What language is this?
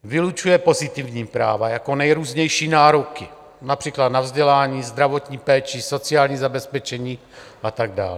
Czech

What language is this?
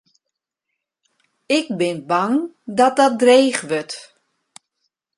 Western Frisian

